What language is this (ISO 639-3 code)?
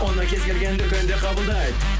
kaz